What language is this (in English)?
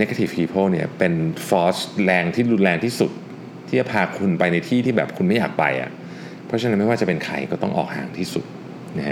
Thai